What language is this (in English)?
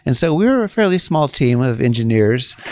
English